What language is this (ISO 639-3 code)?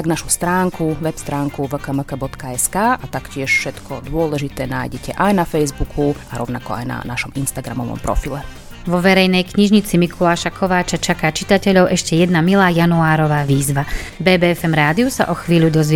slk